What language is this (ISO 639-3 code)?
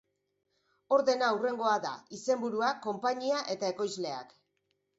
eus